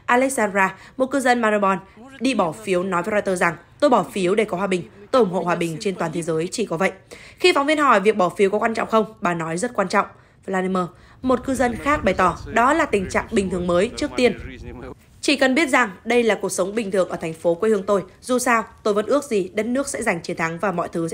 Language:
Vietnamese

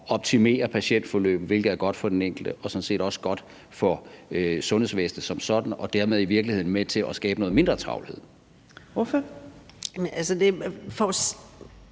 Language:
Danish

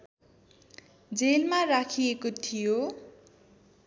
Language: Nepali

